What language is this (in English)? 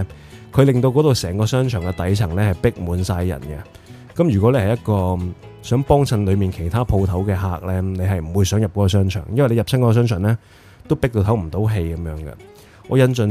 Chinese